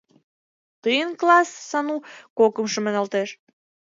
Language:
Mari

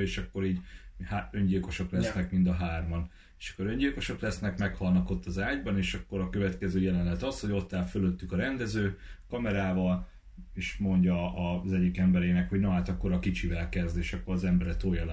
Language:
Hungarian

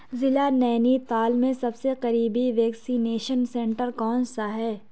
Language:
Urdu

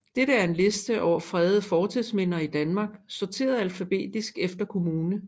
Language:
Danish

